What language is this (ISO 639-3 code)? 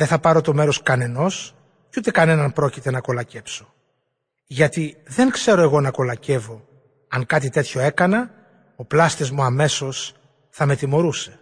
ell